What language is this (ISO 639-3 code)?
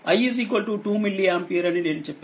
tel